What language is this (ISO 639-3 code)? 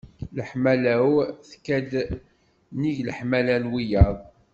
kab